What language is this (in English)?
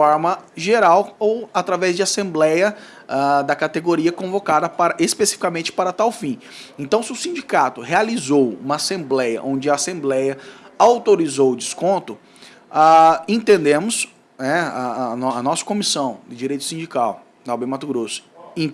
Portuguese